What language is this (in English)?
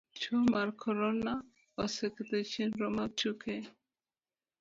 Luo (Kenya and Tanzania)